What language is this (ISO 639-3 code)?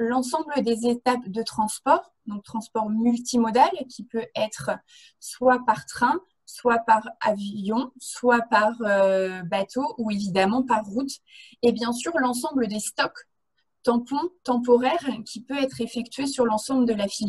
fra